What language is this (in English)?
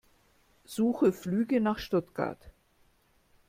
German